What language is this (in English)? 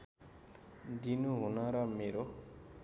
Nepali